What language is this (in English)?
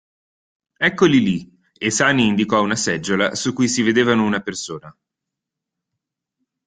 Italian